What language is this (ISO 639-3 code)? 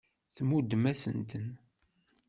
kab